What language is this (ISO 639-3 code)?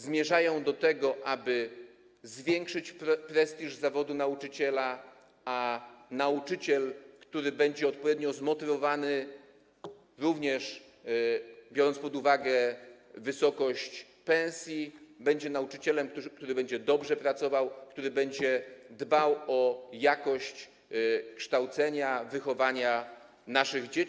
pol